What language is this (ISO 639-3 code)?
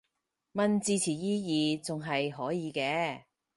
yue